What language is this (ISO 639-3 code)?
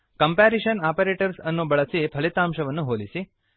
kan